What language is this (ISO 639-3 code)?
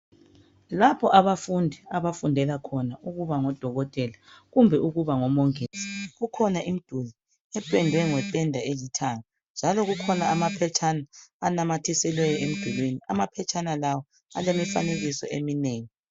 nde